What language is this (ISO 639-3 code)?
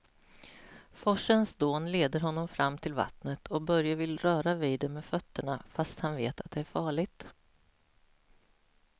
swe